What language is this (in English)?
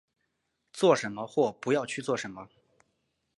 Chinese